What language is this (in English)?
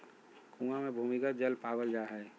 Magahi